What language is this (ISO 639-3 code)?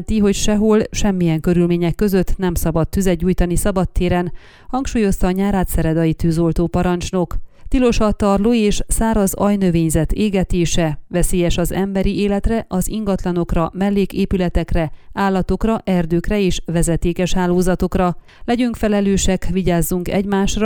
hun